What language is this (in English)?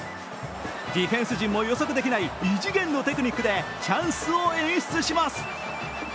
Japanese